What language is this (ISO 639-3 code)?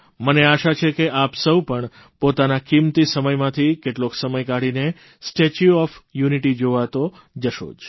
guj